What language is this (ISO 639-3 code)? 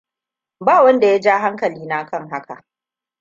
hau